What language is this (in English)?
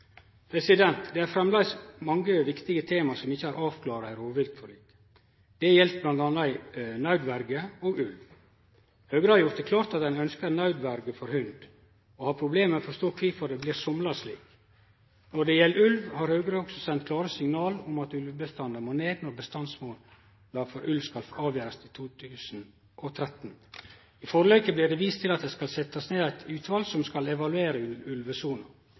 Norwegian Nynorsk